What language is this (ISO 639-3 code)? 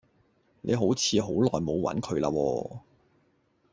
yue